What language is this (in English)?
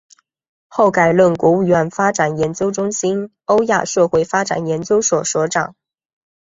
Chinese